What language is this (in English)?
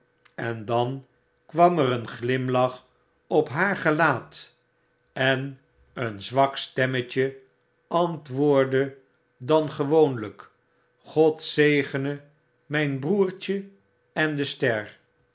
Dutch